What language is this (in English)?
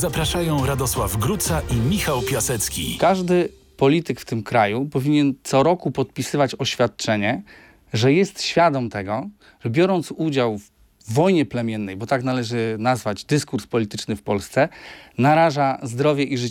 Polish